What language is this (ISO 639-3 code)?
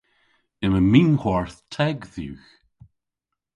cor